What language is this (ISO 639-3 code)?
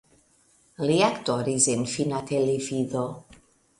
epo